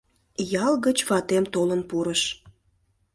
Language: Mari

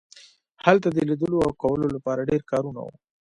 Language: Pashto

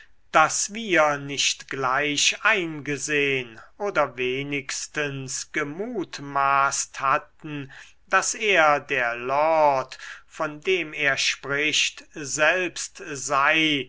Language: German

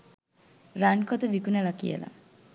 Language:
Sinhala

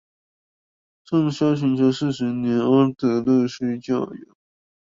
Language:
Chinese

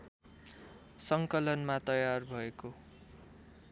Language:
Nepali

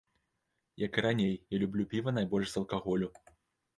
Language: Belarusian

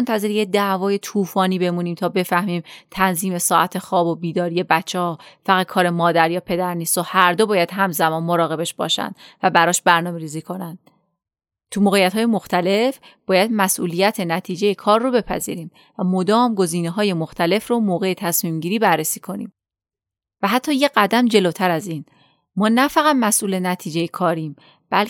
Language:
Persian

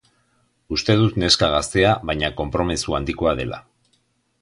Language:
Basque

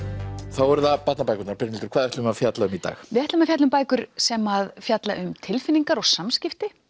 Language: Icelandic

